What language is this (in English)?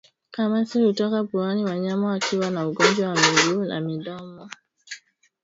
Swahili